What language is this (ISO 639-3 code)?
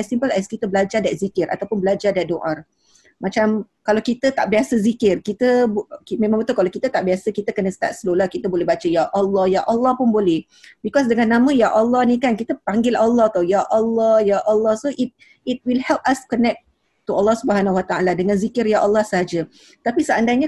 msa